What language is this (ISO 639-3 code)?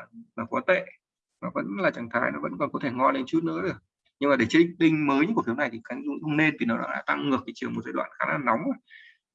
vie